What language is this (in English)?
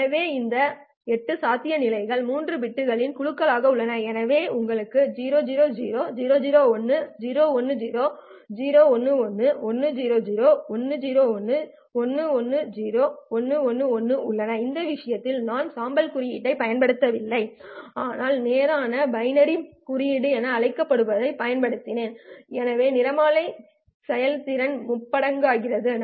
Tamil